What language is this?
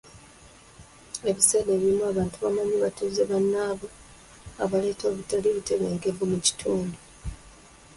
Ganda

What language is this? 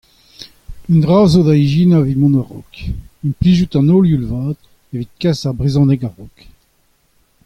Breton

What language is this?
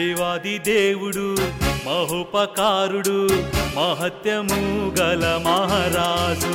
Telugu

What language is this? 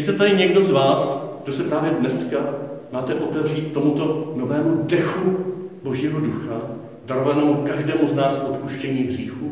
Czech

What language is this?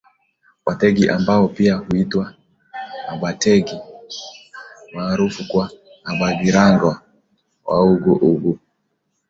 Swahili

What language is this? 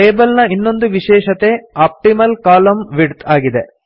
Kannada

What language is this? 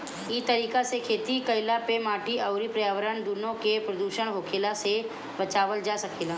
Bhojpuri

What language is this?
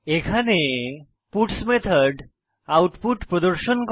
Bangla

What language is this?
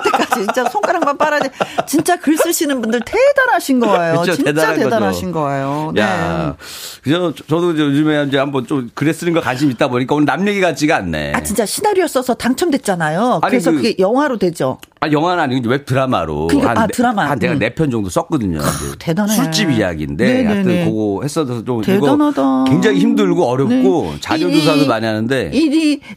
Korean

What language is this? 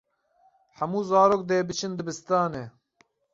Kurdish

